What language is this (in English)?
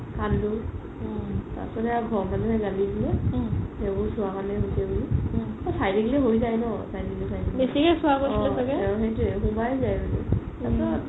Assamese